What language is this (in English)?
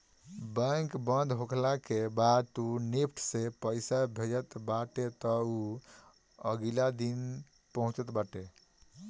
Bhojpuri